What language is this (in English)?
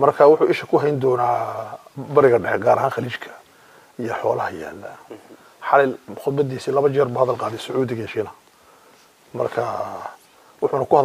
Arabic